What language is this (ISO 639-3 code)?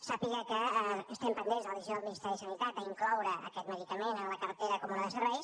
cat